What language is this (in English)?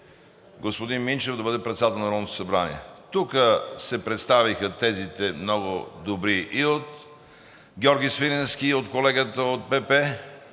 Bulgarian